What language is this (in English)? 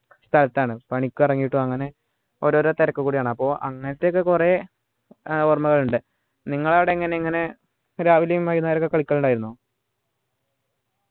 Malayalam